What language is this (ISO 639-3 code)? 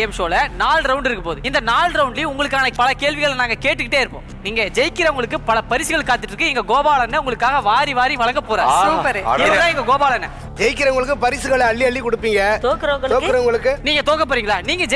kor